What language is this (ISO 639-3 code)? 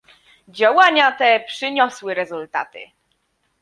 pol